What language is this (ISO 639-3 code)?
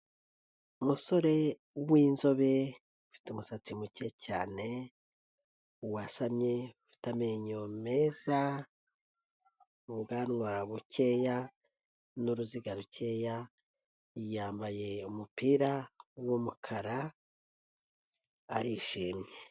kin